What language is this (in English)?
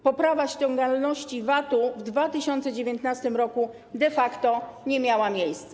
Polish